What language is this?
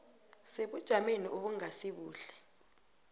South Ndebele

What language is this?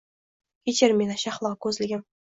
Uzbek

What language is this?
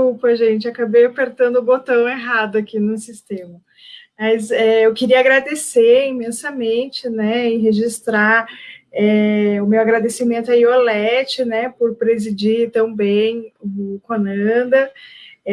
Portuguese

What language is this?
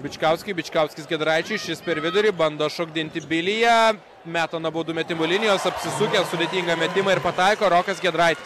Lithuanian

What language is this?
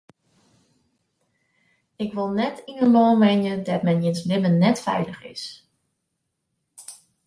Western Frisian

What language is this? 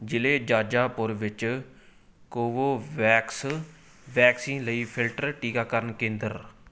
Punjabi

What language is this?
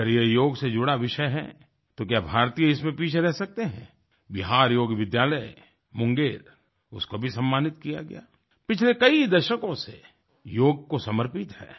Hindi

